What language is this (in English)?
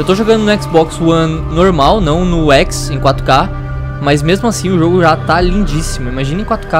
Portuguese